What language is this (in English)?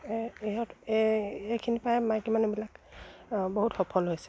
Assamese